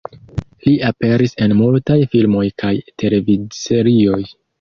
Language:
Esperanto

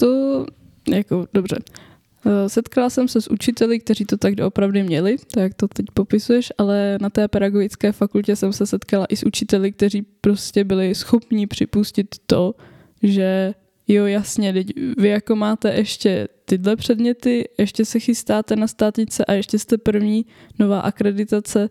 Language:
Czech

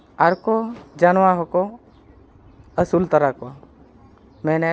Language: Santali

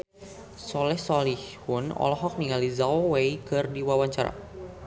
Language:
Sundanese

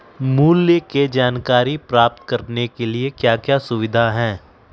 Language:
Magahi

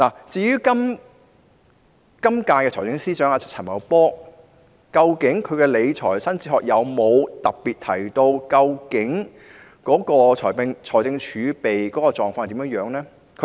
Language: Cantonese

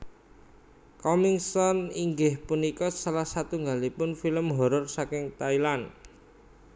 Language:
Javanese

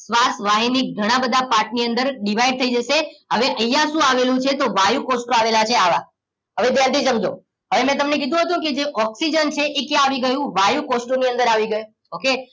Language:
Gujarati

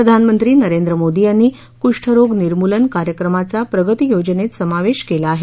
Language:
Marathi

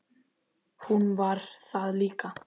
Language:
Icelandic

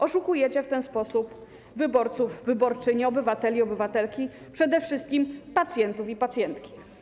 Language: Polish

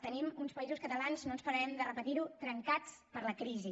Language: Catalan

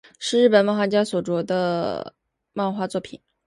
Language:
Chinese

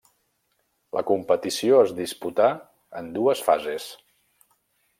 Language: Catalan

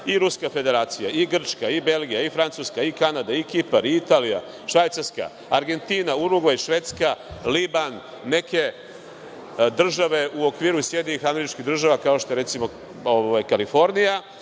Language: Serbian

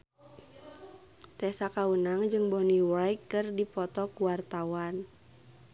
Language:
Sundanese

